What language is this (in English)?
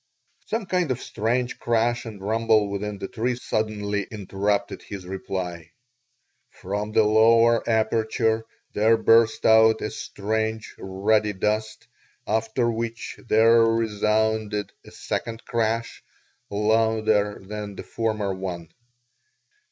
English